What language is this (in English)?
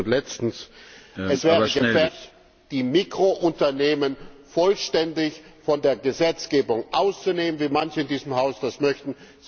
German